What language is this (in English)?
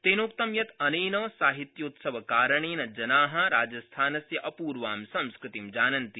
Sanskrit